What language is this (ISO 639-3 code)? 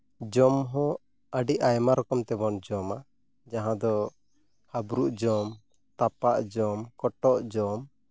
sat